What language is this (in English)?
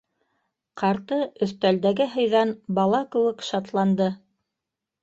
Bashkir